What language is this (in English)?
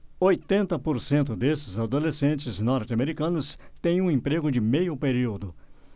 Portuguese